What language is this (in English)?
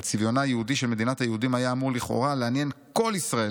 Hebrew